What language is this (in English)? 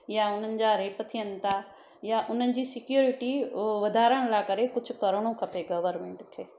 Sindhi